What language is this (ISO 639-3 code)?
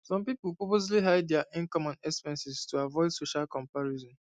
pcm